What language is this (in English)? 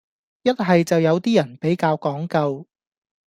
Cantonese